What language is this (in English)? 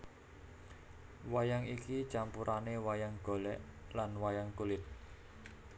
Javanese